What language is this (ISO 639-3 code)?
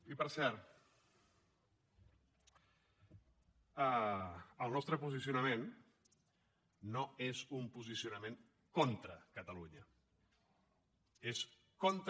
cat